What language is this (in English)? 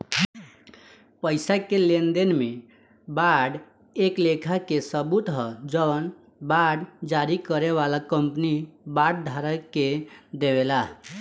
Bhojpuri